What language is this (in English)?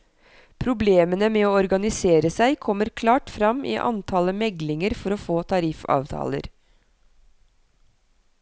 Norwegian